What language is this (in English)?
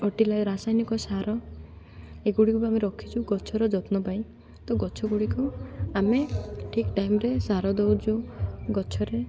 Odia